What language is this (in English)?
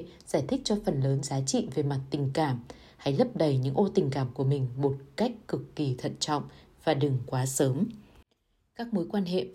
Vietnamese